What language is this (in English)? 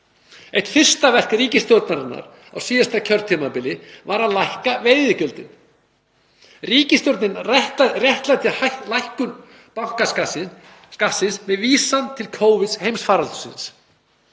Icelandic